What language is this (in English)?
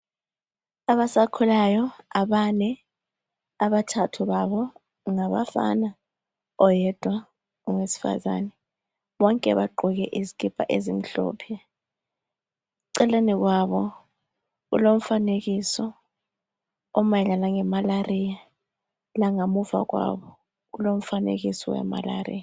North Ndebele